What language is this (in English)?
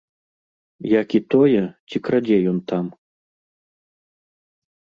Belarusian